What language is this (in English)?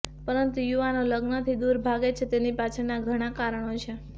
Gujarati